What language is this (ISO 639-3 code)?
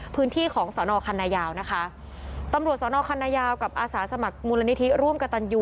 tha